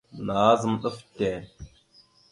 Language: Mada (Cameroon)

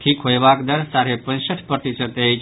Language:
Maithili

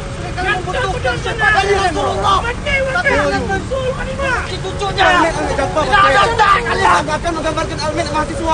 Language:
Korean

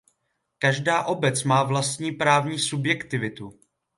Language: Czech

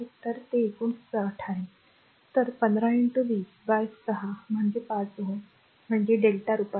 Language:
Marathi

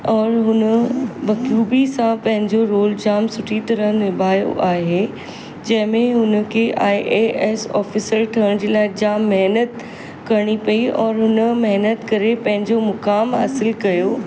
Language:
Sindhi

